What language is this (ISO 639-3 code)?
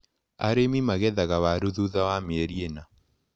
kik